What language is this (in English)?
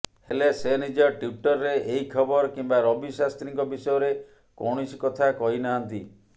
Odia